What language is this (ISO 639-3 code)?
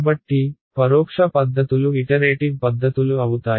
tel